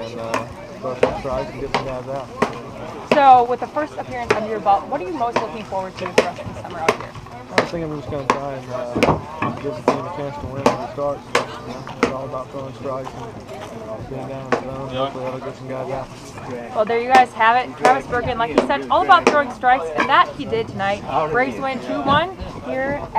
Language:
English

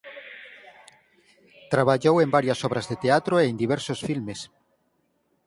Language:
Galician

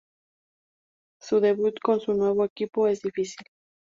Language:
Spanish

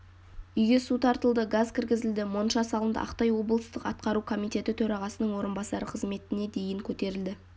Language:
Kazakh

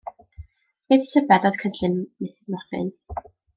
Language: Welsh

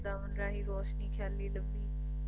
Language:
Punjabi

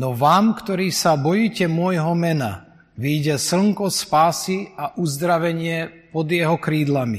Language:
Slovak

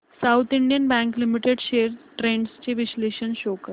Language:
Marathi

